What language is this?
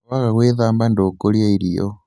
Kikuyu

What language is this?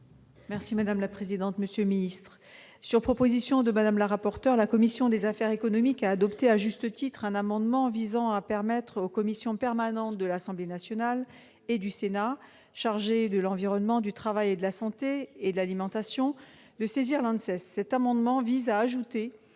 French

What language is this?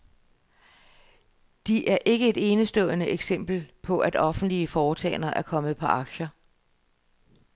Danish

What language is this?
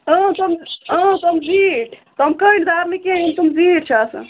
Kashmiri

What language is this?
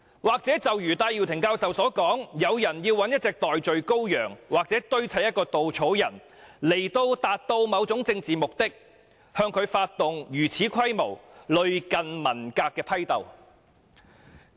Cantonese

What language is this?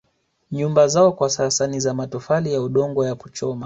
Swahili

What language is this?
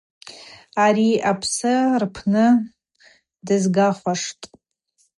Abaza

